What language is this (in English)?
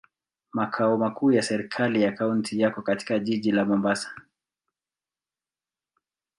Swahili